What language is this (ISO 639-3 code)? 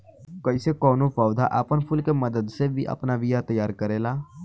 bho